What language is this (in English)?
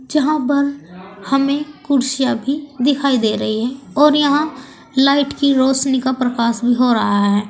Hindi